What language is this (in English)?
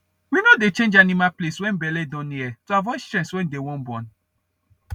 Nigerian Pidgin